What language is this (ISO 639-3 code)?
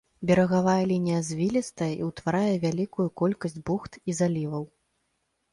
bel